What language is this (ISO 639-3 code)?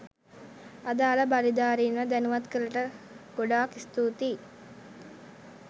sin